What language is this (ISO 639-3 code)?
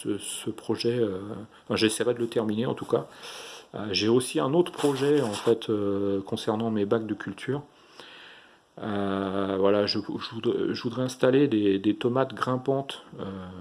fra